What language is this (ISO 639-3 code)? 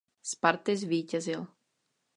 ces